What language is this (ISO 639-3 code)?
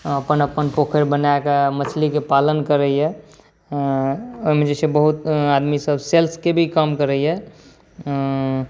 mai